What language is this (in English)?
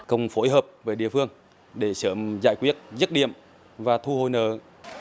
Vietnamese